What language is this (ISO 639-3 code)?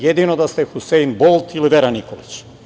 srp